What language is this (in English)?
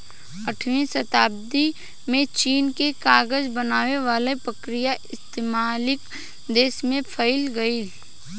Bhojpuri